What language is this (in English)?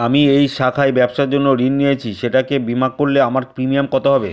Bangla